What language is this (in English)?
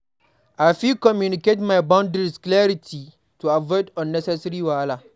Nigerian Pidgin